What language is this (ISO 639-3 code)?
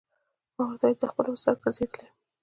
pus